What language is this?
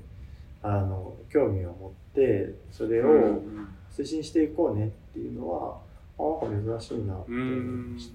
Japanese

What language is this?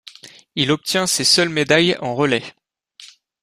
French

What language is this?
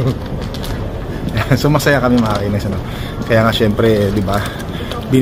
Filipino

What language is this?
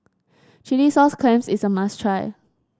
English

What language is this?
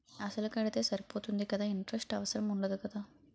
Telugu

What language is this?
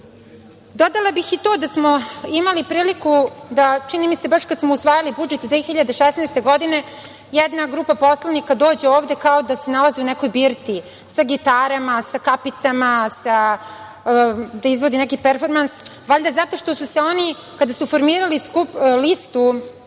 Serbian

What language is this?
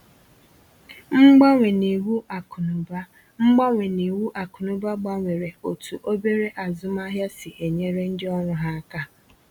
Igbo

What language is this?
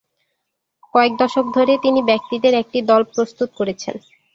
Bangla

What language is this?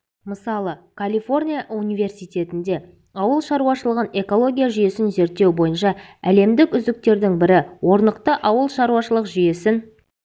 Kazakh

